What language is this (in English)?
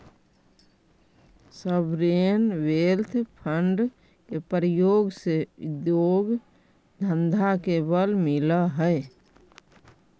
Magahi